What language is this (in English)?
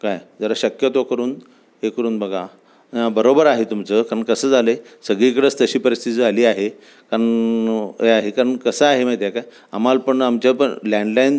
Marathi